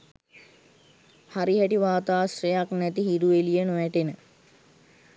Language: Sinhala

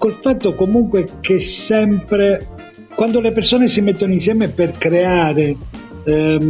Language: Italian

